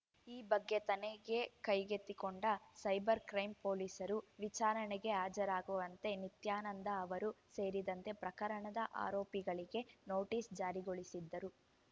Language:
Kannada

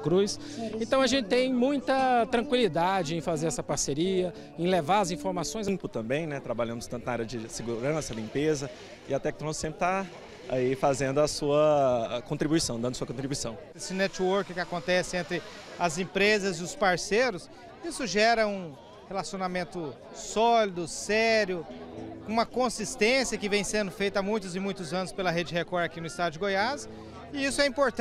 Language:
Portuguese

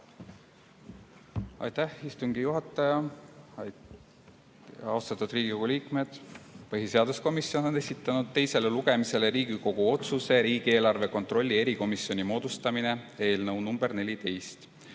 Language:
Estonian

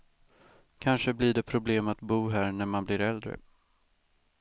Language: Swedish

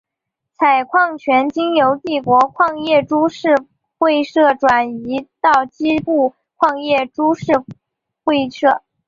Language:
Chinese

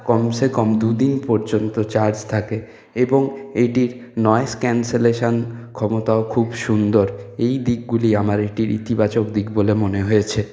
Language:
Bangla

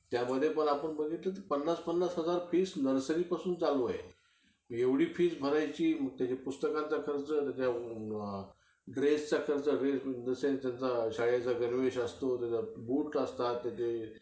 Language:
Marathi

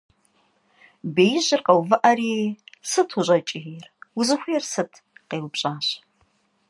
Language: Kabardian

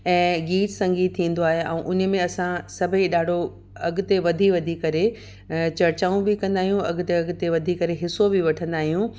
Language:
Sindhi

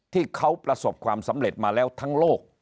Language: Thai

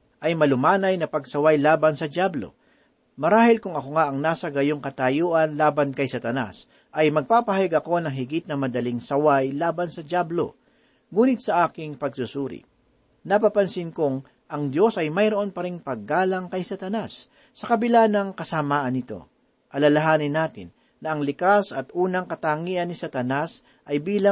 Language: Filipino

